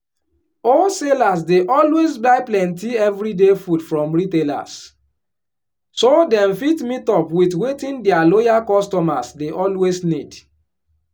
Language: Nigerian Pidgin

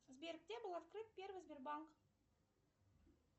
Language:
Russian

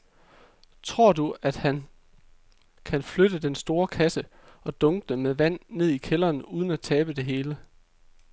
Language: Danish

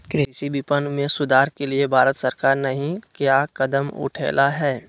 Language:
Magahi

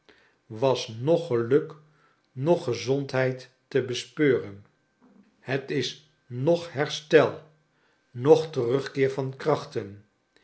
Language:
Dutch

